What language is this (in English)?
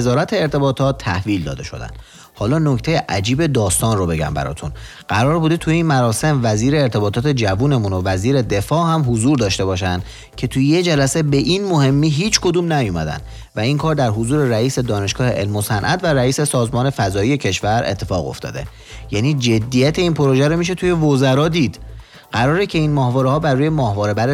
Persian